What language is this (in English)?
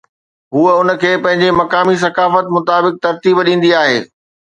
Sindhi